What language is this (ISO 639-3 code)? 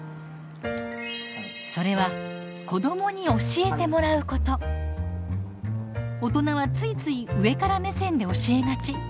jpn